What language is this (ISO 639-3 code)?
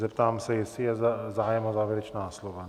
ces